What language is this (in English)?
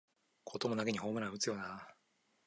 Japanese